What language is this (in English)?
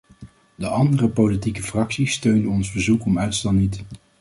Dutch